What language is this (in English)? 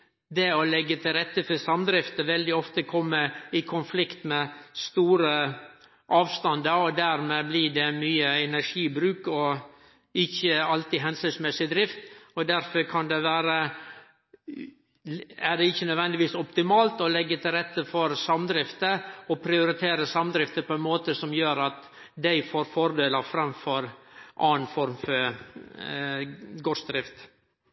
Norwegian Nynorsk